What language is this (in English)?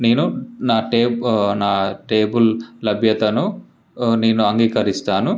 Telugu